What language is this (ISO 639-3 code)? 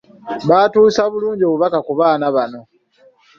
lug